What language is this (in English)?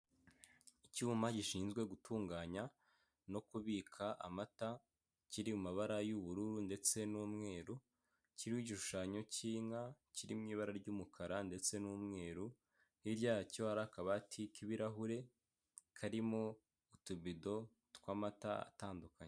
Kinyarwanda